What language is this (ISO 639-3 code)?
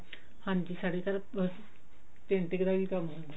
pan